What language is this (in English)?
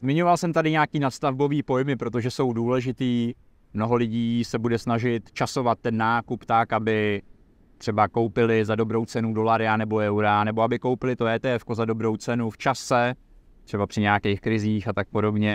Czech